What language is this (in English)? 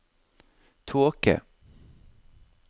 Norwegian